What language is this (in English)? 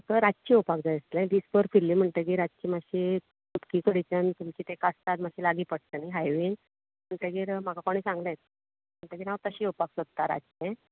Konkani